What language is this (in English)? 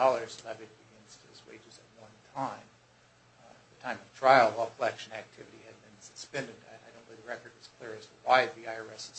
English